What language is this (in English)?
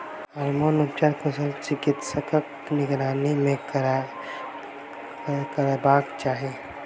Maithili